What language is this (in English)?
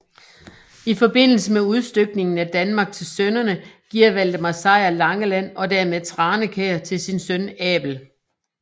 Danish